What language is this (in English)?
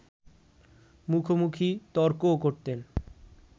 Bangla